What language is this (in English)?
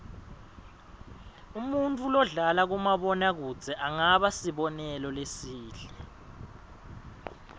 Swati